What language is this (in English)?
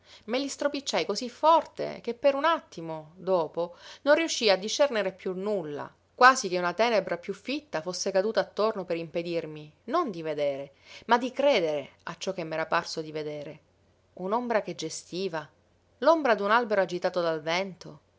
Italian